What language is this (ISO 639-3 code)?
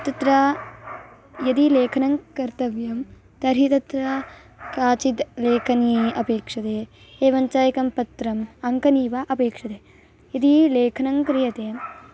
san